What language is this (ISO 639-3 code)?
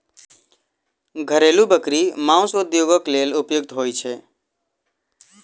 mai